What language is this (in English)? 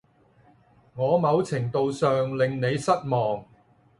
Cantonese